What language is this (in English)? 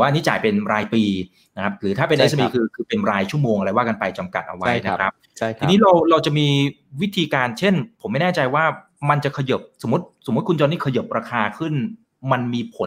Thai